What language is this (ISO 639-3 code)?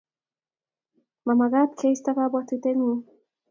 kln